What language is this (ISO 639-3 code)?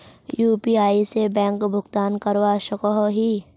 mag